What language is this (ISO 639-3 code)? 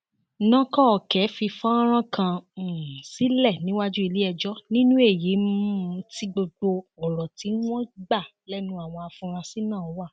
yor